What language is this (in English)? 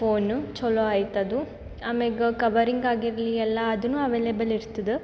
Kannada